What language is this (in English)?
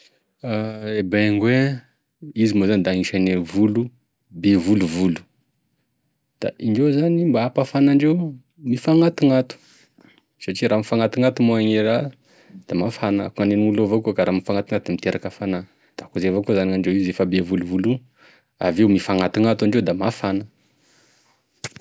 Tesaka Malagasy